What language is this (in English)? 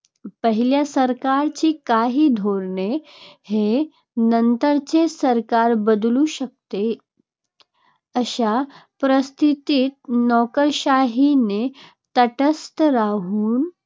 Marathi